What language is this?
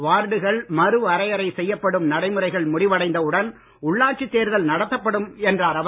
Tamil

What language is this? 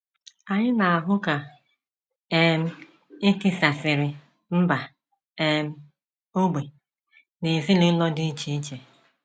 Igbo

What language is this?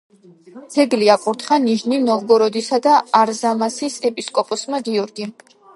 Georgian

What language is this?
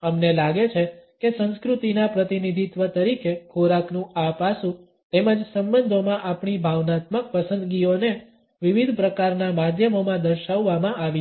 Gujarati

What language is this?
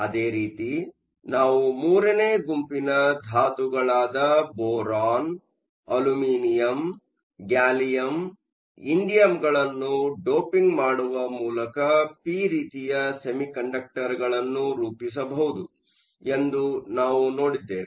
Kannada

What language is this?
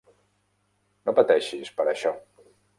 Catalan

